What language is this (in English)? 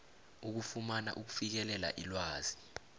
South Ndebele